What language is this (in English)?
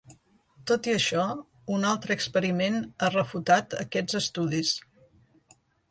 Catalan